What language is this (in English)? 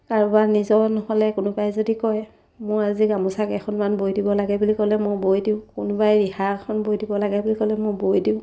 Assamese